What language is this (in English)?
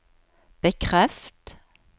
Norwegian